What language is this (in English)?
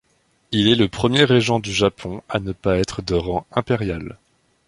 French